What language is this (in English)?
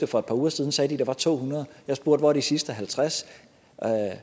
Danish